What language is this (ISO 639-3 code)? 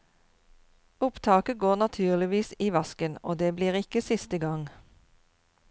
nor